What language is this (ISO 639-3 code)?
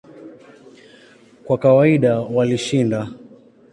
swa